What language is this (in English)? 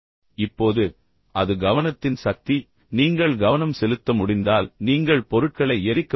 Tamil